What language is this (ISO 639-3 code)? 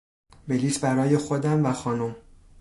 fas